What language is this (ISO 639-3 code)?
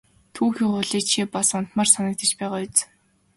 mon